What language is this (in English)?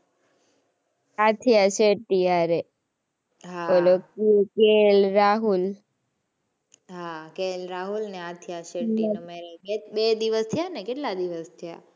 Gujarati